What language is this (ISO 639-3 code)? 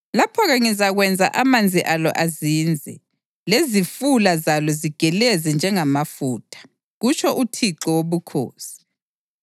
nde